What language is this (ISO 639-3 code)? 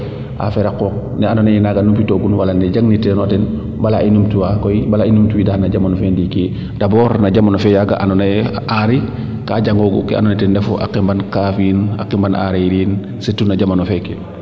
srr